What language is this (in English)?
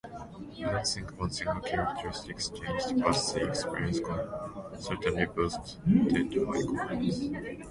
English